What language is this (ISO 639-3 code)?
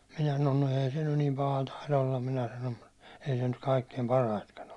fin